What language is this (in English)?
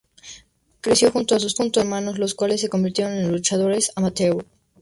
Spanish